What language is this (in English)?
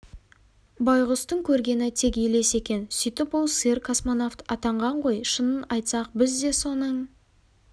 Kazakh